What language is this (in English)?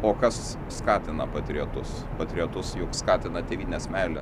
Lithuanian